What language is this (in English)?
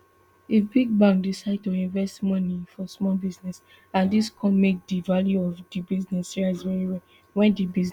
Nigerian Pidgin